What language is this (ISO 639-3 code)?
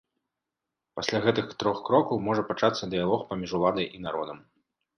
bel